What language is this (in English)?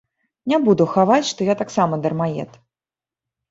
Belarusian